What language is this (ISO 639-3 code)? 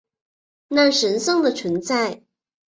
zho